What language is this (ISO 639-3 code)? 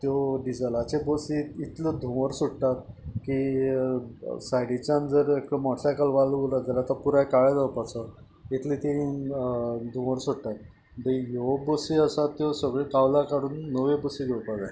kok